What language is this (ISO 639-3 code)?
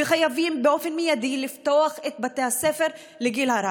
heb